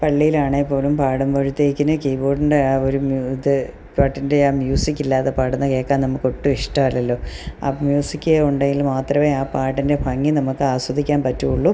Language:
Malayalam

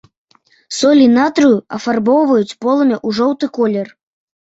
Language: Belarusian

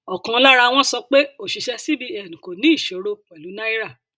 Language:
Yoruba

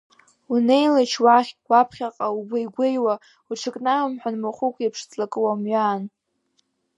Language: Abkhazian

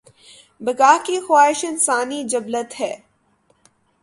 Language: Urdu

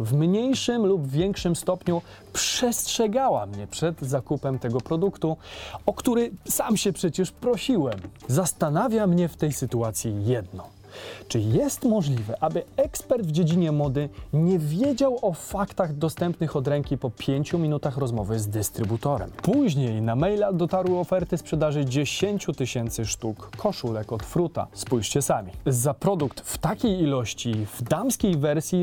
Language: Polish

